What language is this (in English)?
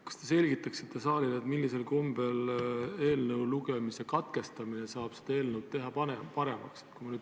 Estonian